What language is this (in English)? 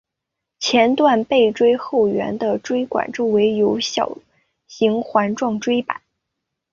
Chinese